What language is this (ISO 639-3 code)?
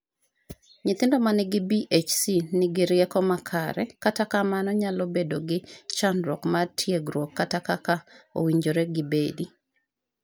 luo